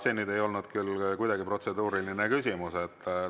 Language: Estonian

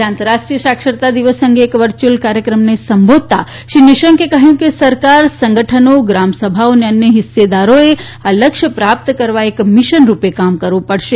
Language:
Gujarati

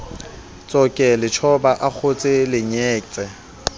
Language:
Southern Sotho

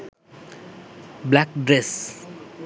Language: Sinhala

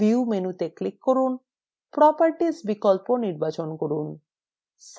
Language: Bangla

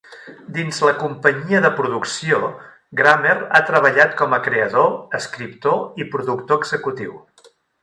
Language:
Catalan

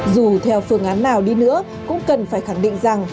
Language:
Vietnamese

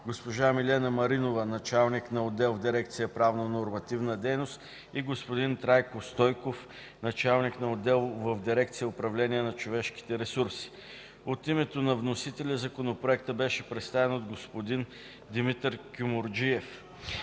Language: Bulgarian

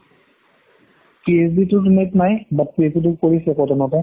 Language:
Assamese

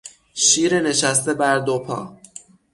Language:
Persian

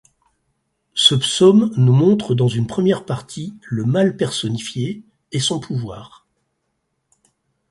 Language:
French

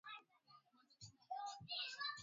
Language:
Swahili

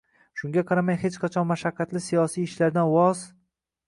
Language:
Uzbek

